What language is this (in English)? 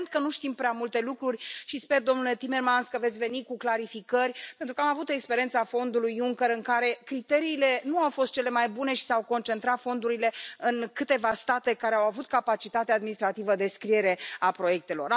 Romanian